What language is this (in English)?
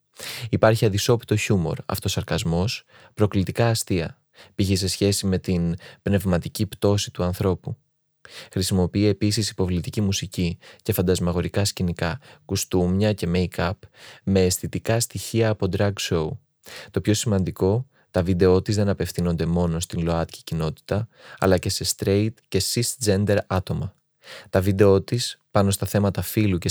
Greek